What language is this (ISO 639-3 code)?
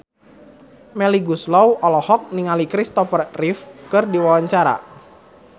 sun